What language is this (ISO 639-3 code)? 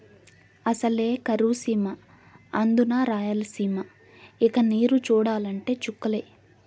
tel